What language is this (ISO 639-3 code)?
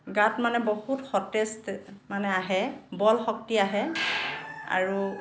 asm